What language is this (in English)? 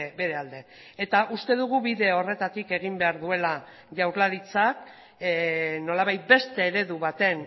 Basque